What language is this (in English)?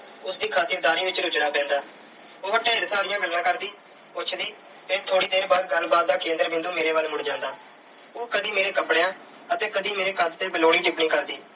Punjabi